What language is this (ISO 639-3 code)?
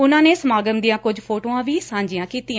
pan